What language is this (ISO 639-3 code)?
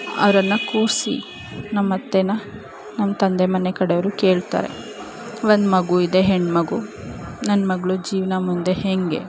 kan